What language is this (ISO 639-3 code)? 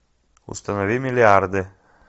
rus